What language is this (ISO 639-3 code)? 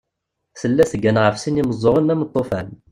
kab